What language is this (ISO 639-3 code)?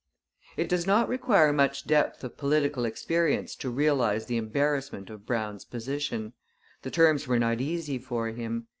eng